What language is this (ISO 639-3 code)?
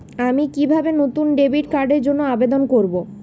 ben